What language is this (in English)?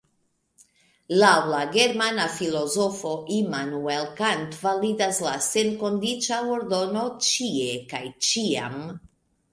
Esperanto